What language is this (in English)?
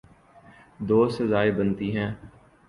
Urdu